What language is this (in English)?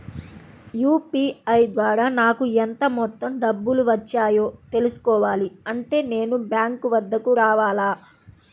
Telugu